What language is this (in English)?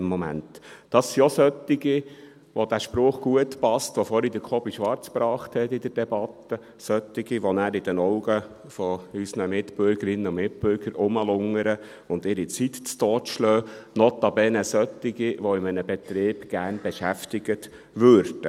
Swiss German